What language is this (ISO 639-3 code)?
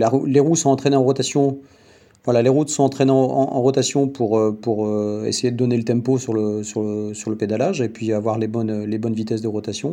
fra